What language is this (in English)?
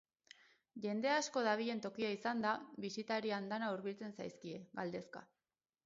Basque